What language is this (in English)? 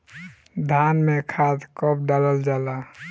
Bhojpuri